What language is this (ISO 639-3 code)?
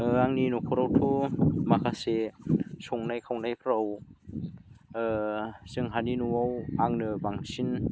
brx